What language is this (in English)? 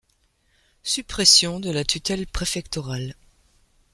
French